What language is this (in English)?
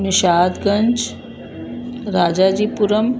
Sindhi